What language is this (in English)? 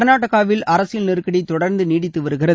Tamil